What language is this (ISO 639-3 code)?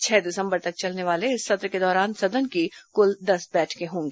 hin